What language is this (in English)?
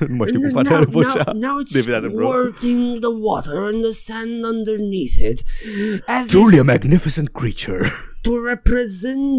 Romanian